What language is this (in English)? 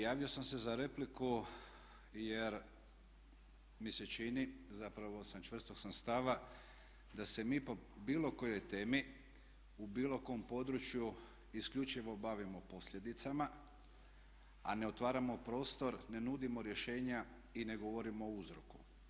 Croatian